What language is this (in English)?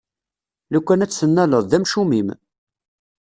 Kabyle